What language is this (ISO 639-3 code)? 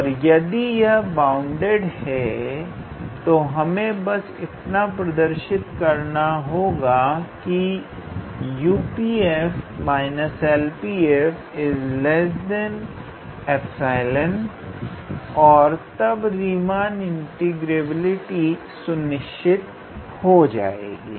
hin